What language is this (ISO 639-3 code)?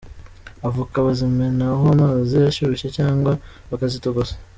kin